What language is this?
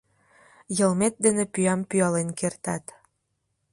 Mari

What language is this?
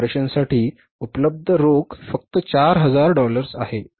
Marathi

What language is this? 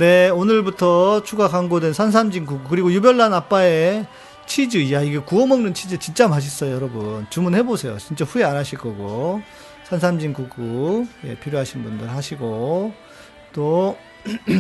Korean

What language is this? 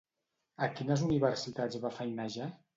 Catalan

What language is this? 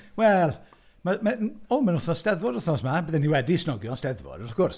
Welsh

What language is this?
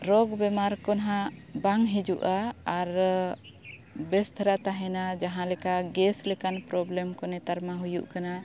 Santali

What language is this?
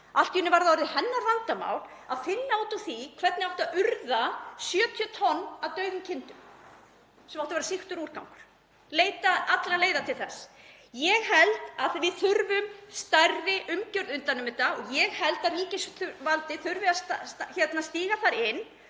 Icelandic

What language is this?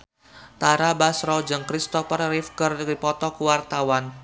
Sundanese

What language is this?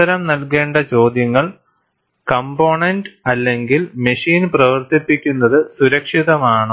Malayalam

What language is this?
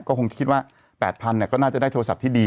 Thai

